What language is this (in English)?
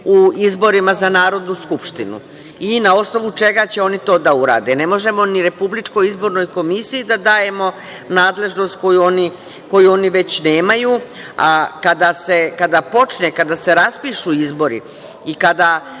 Serbian